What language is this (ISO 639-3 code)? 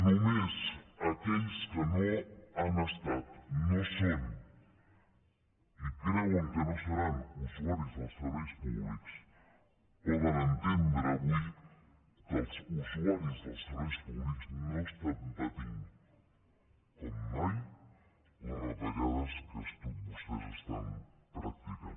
cat